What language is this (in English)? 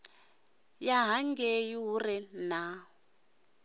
Venda